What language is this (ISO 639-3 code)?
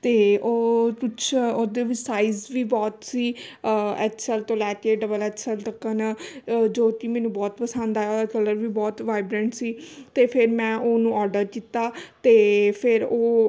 pan